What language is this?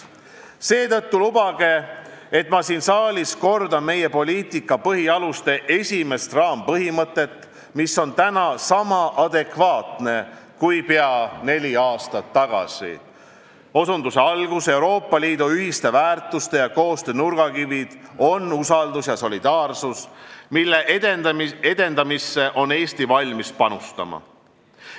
Estonian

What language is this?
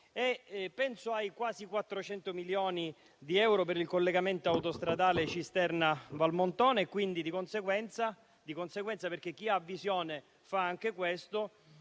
Italian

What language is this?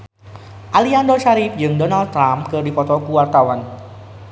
Sundanese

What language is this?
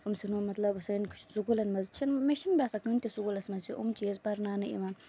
Kashmiri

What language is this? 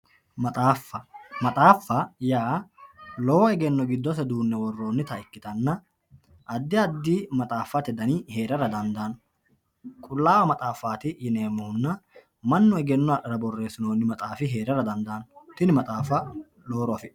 Sidamo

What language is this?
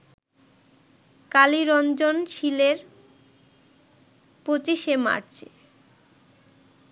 Bangla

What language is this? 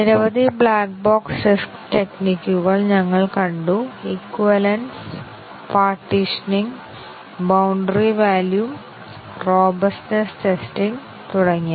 Malayalam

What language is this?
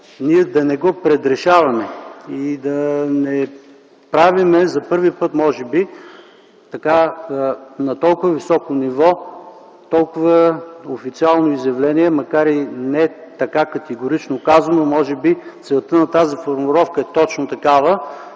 Bulgarian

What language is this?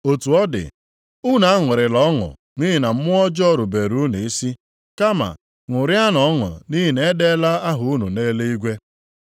Igbo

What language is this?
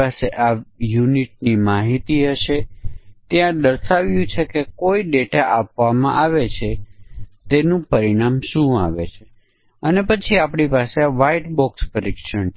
Gujarati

